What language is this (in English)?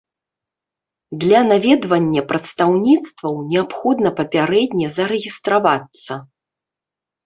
Belarusian